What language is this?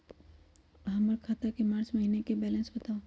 Magahi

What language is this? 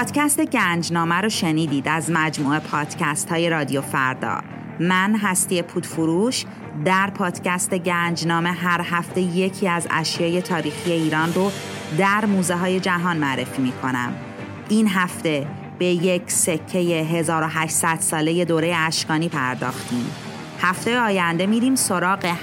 Persian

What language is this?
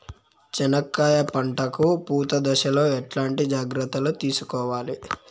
Telugu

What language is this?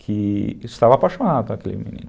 Portuguese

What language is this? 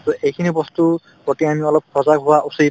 Assamese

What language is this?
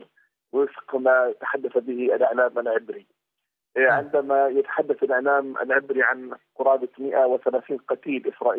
Arabic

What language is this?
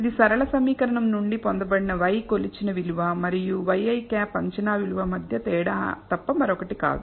Telugu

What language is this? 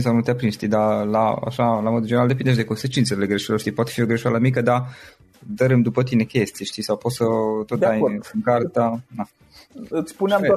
Romanian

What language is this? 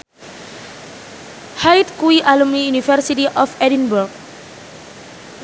Javanese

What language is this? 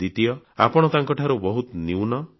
Odia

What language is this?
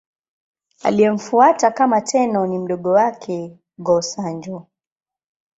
Swahili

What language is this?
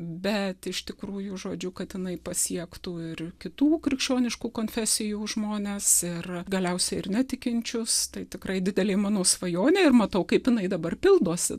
Lithuanian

